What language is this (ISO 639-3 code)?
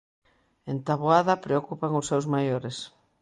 glg